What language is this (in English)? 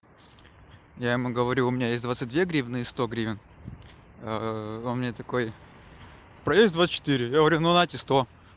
Russian